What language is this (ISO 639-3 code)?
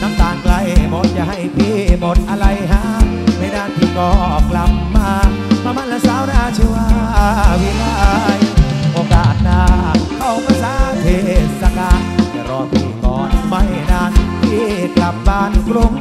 tha